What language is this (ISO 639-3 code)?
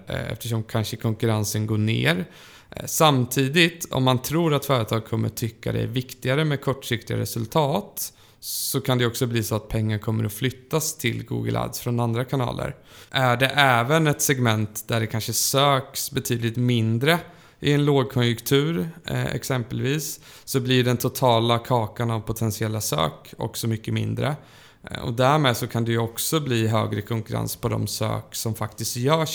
swe